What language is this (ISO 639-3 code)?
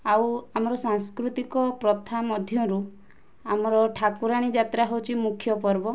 ori